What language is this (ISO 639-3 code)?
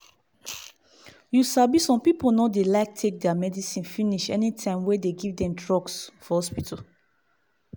pcm